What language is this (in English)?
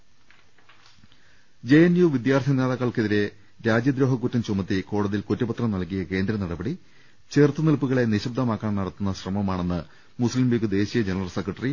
Malayalam